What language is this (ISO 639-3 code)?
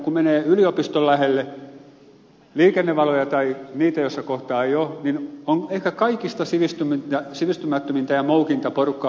fin